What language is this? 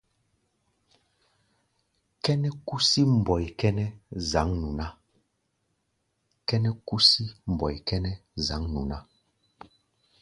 Gbaya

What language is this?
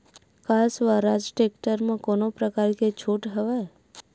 Chhattisgarhi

